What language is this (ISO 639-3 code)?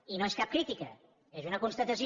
cat